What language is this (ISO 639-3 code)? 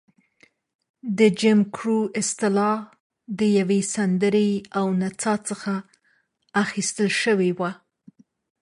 pus